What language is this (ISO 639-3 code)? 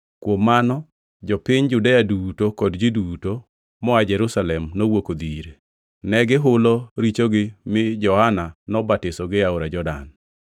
luo